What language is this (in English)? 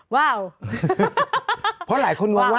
Thai